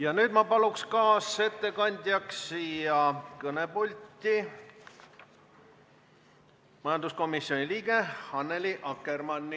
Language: Estonian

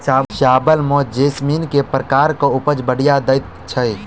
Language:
Maithili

